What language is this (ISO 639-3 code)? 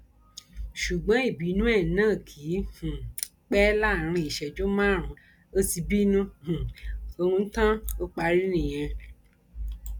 yor